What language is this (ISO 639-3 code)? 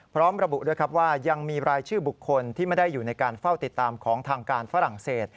tha